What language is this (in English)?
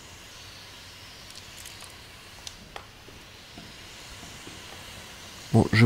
French